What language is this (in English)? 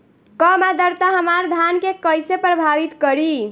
Bhojpuri